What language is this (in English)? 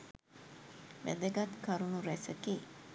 Sinhala